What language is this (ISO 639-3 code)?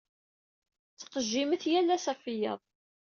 kab